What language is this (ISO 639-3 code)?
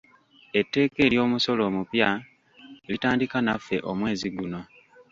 lug